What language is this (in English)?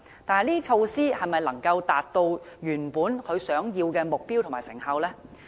Cantonese